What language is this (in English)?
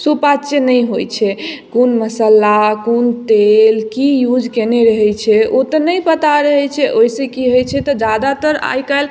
Maithili